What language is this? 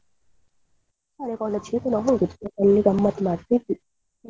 Kannada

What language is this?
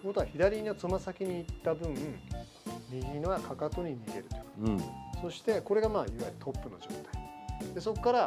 Japanese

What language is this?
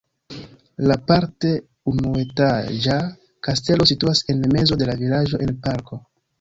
Esperanto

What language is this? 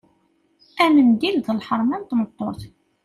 Kabyle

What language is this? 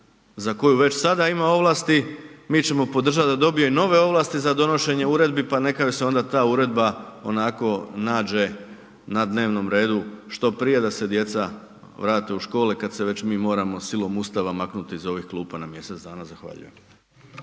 Croatian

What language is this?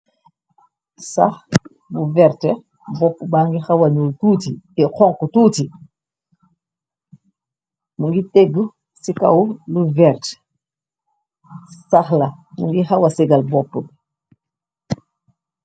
Wolof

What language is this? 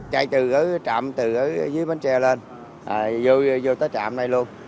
Vietnamese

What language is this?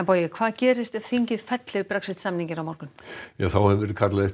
Icelandic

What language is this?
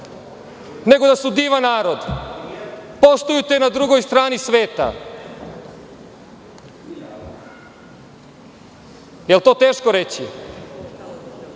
Serbian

